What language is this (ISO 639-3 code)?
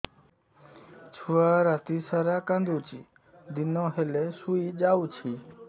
ori